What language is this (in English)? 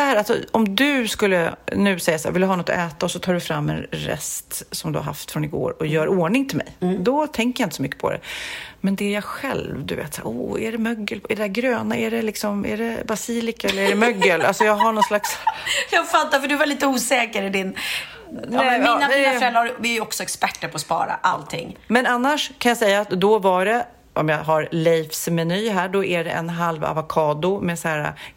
Swedish